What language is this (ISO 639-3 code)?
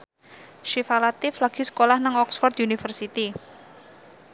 jav